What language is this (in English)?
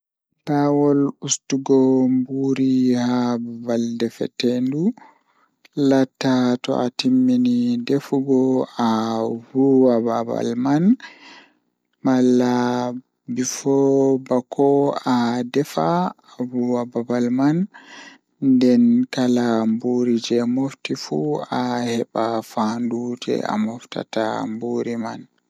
Fula